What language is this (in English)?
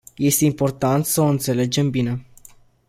Romanian